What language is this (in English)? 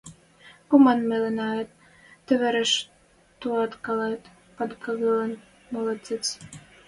Western Mari